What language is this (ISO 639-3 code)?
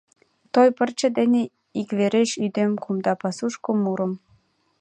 chm